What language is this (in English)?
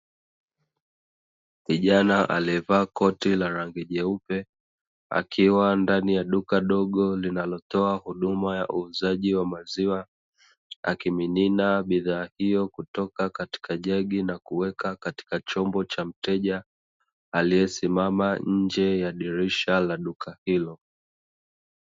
Swahili